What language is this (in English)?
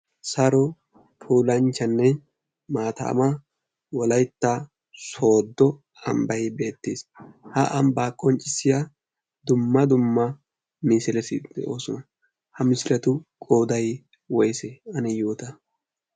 Wolaytta